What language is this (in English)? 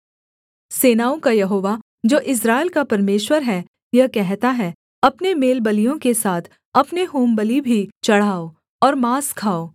Hindi